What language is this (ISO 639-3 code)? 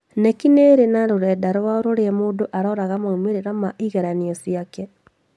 kik